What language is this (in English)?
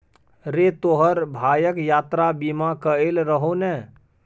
Maithili